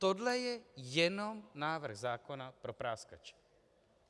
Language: Czech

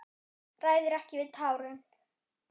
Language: Icelandic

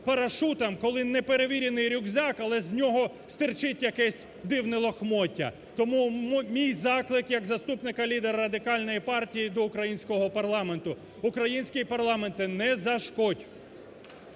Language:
Ukrainian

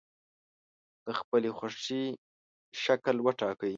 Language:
Pashto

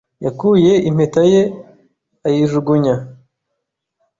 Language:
Kinyarwanda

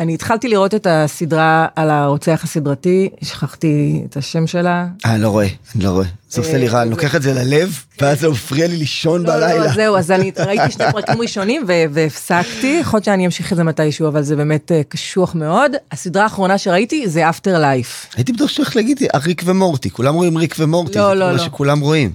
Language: Hebrew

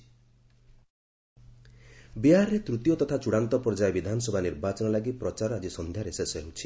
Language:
Odia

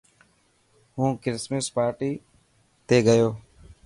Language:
Dhatki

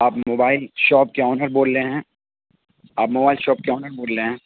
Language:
Urdu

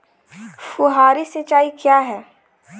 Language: Hindi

